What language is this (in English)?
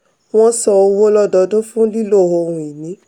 Yoruba